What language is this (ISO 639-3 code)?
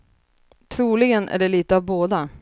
swe